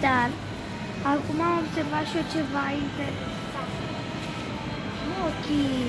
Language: Romanian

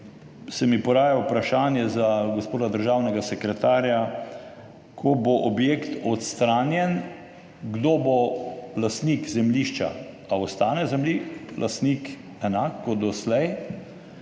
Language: Slovenian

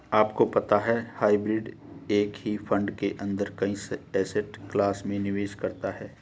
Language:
Hindi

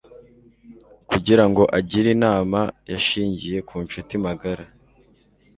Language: Kinyarwanda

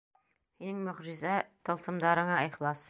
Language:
Bashkir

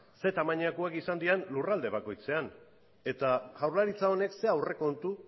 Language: Basque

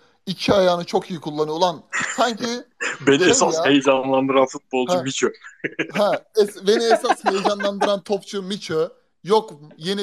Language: Turkish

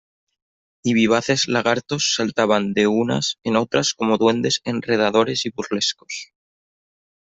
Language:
Spanish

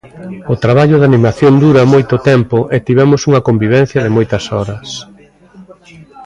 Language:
Galician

